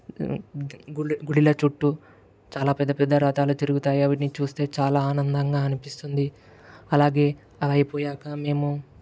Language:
Telugu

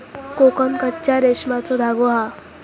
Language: Marathi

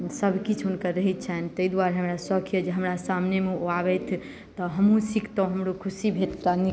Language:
Maithili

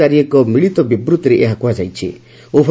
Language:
Odia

